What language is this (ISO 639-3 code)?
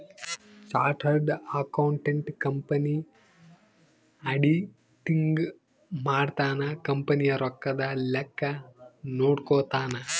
kan